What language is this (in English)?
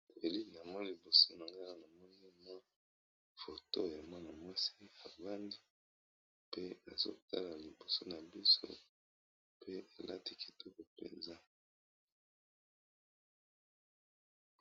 Lingala